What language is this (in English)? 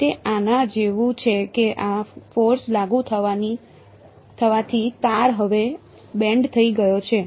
Gujarati